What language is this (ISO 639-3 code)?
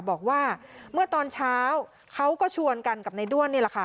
tha